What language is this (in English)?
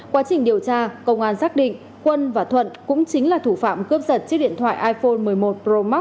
Vietnamese